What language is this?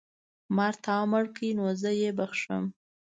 Pashto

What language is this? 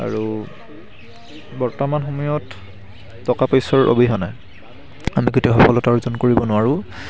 Assamese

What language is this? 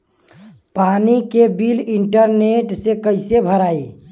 Bhojpuri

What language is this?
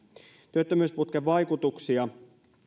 Finnish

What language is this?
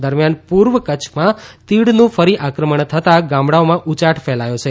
Gujarati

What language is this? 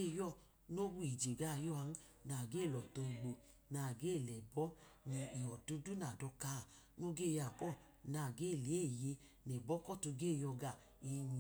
Idoma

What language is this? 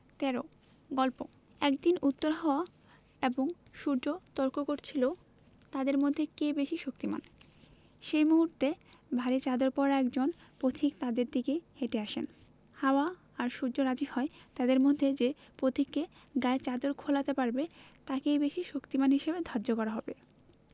Bangla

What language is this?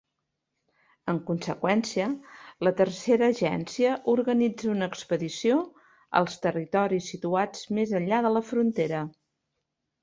Catalan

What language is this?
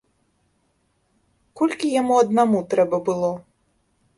Belarusian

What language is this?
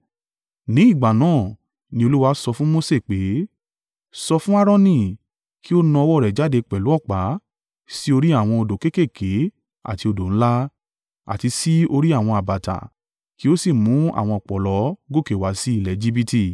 Yoruba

